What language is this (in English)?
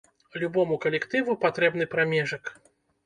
Belarusian